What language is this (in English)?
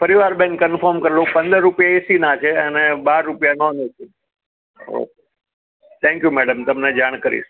Gujarati